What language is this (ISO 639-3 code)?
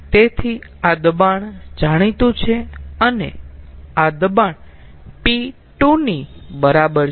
guj